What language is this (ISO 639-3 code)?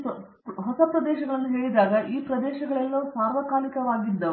kan